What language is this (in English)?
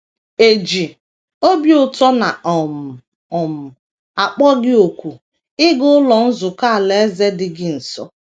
Igbo